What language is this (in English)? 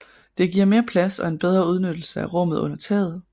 Danish